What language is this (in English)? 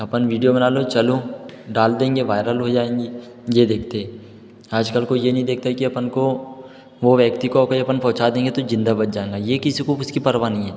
Hindi